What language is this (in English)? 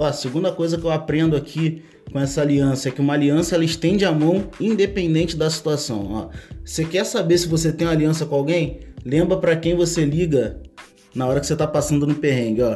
Portuguese